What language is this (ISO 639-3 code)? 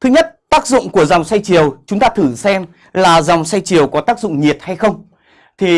vie